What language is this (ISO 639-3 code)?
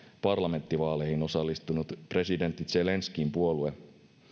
fin